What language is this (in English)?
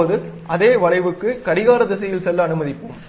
Tamil